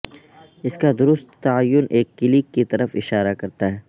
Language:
Urdu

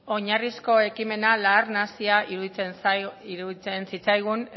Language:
Basque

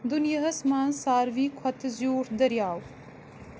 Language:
Kashmiri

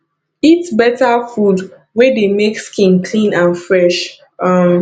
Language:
Nigerian Pidgin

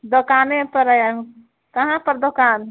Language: Maithili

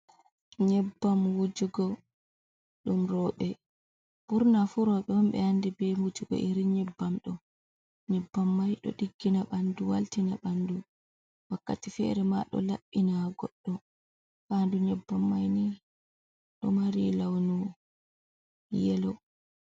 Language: Fula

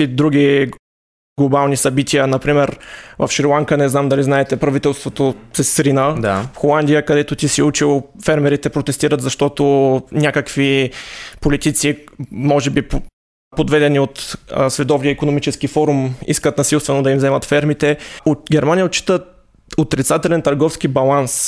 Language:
Bulgarian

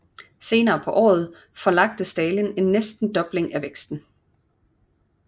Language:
Danish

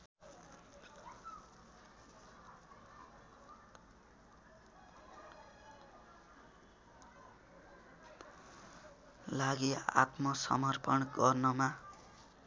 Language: Nepali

